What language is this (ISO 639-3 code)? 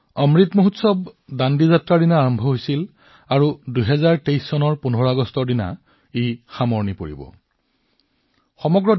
asm